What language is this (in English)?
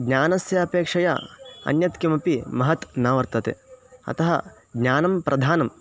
Sanskrit